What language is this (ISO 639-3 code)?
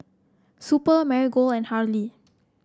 eng